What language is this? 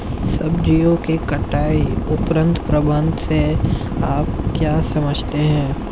Hindi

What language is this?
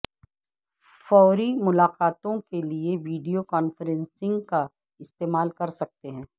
Urdu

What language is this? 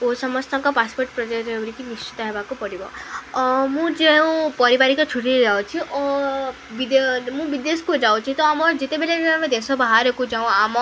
Odia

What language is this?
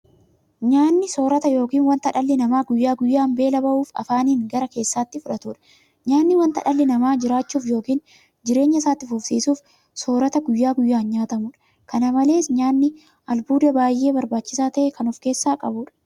Oromo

